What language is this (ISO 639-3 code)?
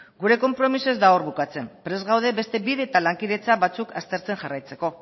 eus